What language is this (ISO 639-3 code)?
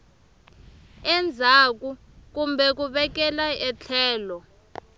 tso